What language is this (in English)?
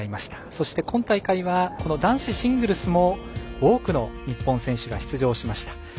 Japanese